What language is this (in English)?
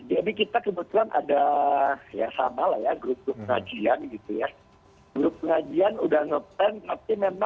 Indonesian